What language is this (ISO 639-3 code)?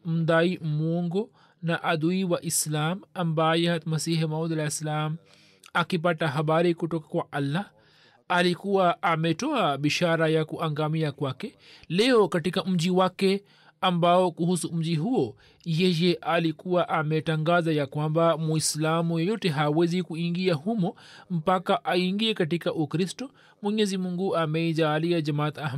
swa